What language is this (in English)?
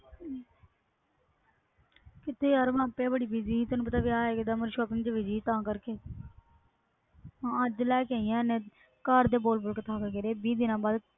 Punjabi